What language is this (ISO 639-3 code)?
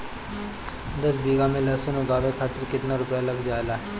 bho